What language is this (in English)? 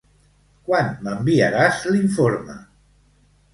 Catalan